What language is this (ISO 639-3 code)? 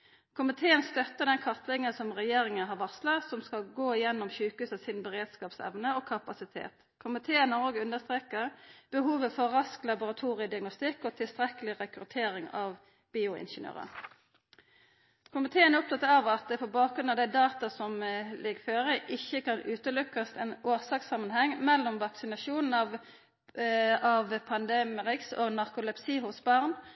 nno